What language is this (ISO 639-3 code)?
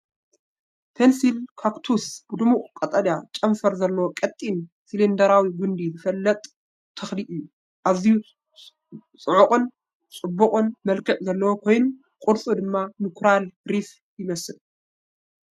tir